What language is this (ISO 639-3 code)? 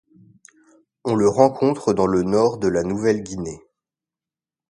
fra